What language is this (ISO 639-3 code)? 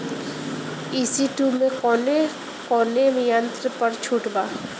bho